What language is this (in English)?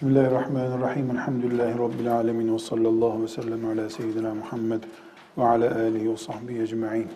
Turkish